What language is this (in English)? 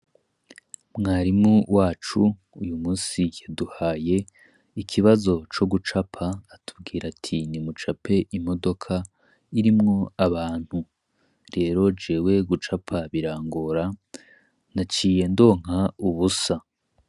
Rundi